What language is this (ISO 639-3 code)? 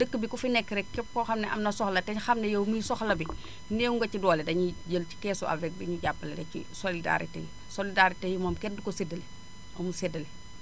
wol